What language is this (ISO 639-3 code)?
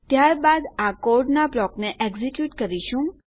guj